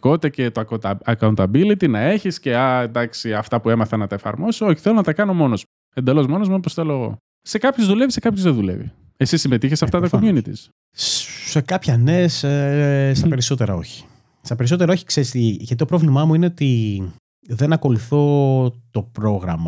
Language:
Greek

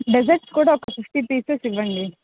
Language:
Telugu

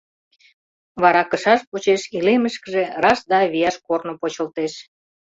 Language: Mari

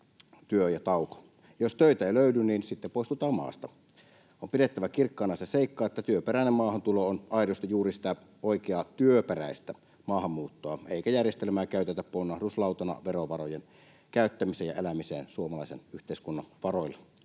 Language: Finnish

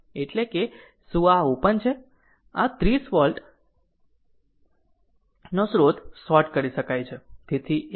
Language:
Gujarati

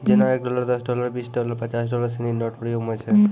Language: Maithili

